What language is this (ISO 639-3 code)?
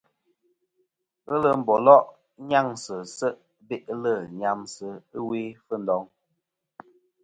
bkm